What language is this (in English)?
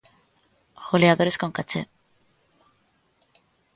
Galician